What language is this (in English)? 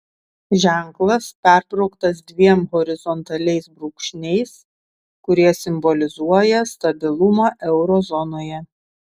Lithuanian